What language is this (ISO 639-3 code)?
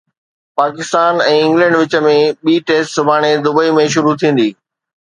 snd